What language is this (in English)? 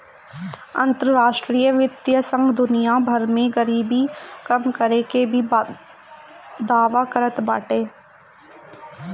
Bhojpuri